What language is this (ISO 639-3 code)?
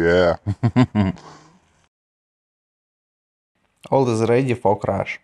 rus